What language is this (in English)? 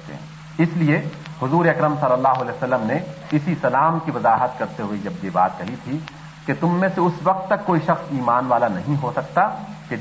Urdu